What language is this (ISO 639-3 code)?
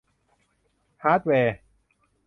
tha